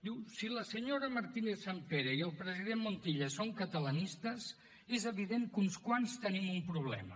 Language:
Catalan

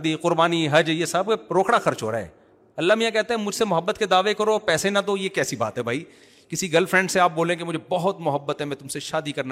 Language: Urdu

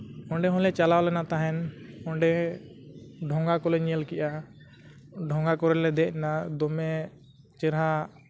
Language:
Santali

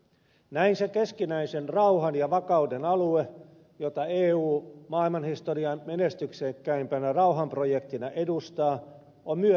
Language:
Finnish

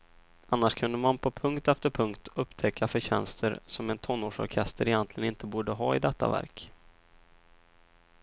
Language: Swedish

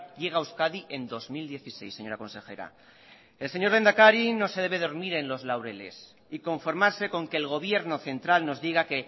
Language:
Spanish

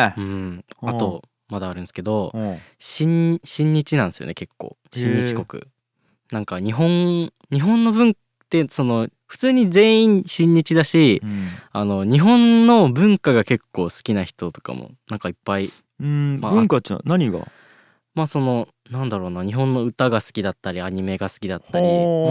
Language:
Japanese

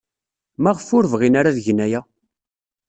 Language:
Kabyle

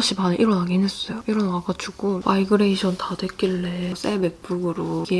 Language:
Korean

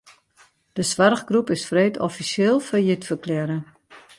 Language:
Western Frisian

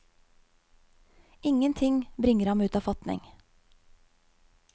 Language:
Norwegian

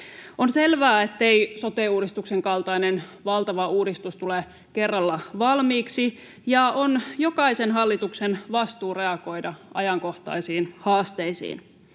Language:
Finnish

